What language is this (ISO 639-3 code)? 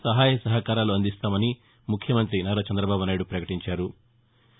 tel